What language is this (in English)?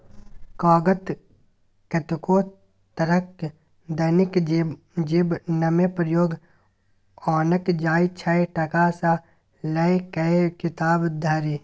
Maithili